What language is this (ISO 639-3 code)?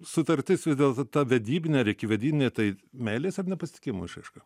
lit